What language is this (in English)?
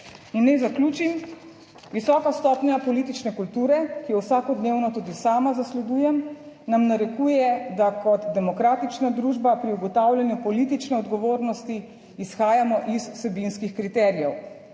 Slovenian